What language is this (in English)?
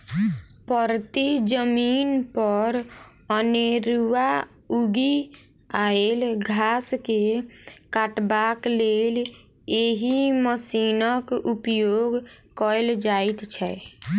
Maithili